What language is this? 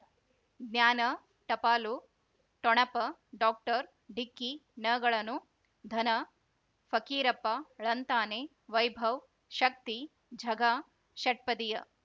Kannada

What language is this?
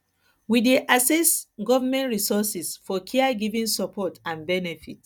Nigerian Pidgin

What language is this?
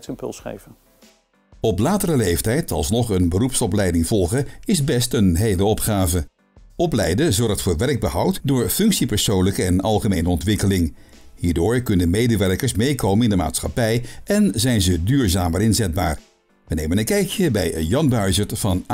Dutch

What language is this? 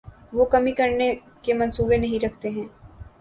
Urdu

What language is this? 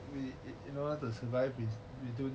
English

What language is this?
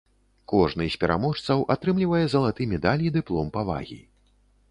Belarusian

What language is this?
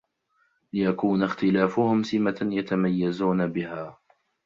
Arabic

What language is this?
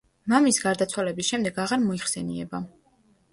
Georgian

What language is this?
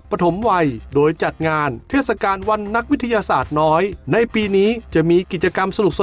Thai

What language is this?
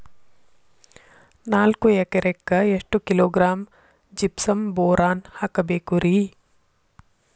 Kannada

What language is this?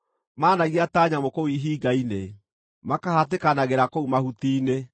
Kikuyu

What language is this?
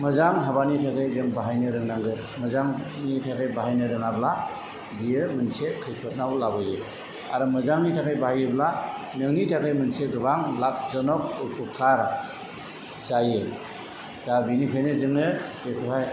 Bodo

